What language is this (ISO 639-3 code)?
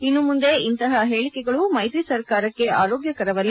kan